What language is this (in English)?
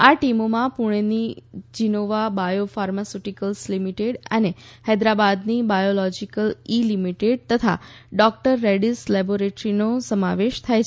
Gujarati